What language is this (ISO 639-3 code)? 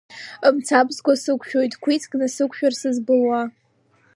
abk